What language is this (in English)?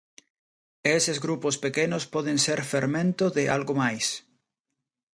Galician